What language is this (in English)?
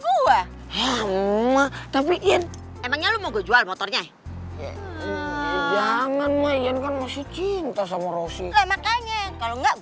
Indonesian